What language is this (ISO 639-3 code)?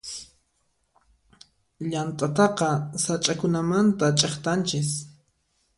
qxp